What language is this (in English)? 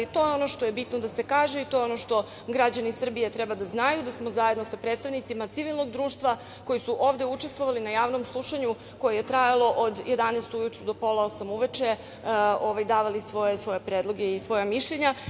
Serbian